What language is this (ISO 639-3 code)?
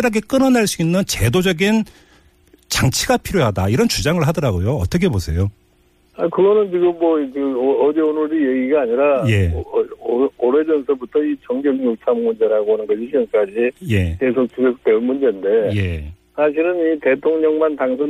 kor